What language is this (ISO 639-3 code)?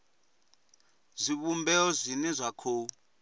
ven